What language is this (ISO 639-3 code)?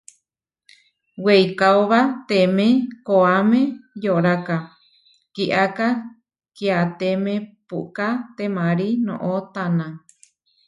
var